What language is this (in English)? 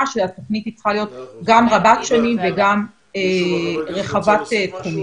Hebrew